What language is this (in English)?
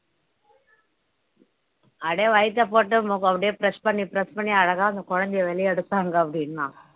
Tamil